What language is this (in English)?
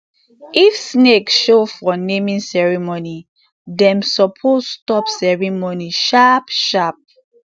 Nigerian Pidgin